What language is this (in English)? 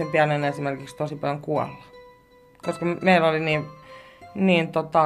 Finnish